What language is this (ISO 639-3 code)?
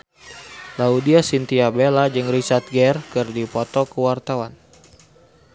sun